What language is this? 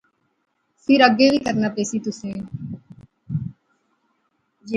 Pahari-Potwari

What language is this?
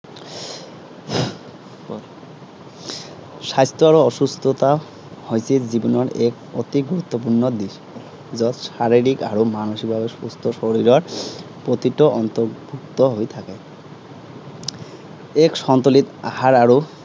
Assamese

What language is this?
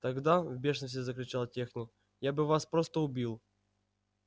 Russian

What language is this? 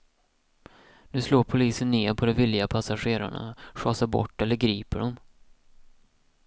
Swedish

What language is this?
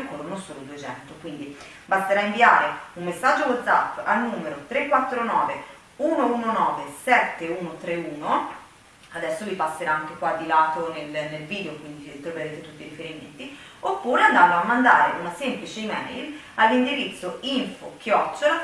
Italian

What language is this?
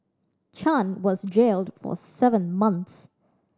English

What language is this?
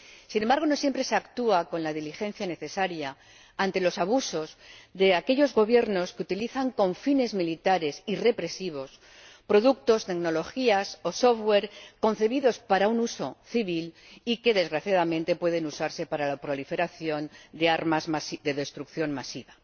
Spanish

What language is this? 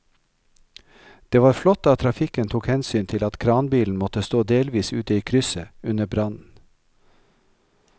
Norwegian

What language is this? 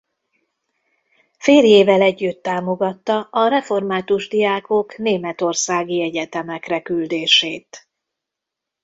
Hungarian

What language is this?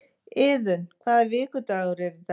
Icelandic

